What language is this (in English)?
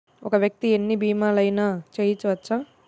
Telugu